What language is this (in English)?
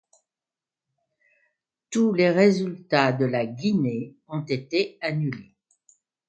French